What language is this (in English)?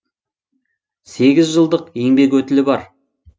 Kazakh